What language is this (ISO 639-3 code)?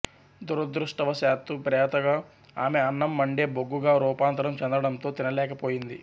tel